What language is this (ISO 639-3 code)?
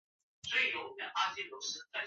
zho